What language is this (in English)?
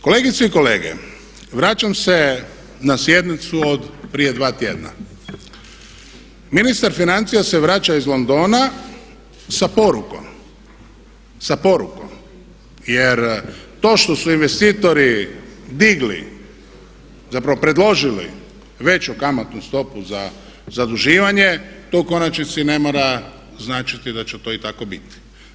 Croatian